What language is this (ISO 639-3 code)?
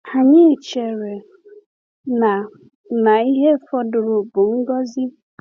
ibo